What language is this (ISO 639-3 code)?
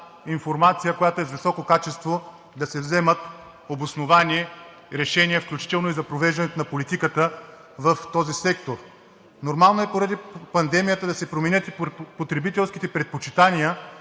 bul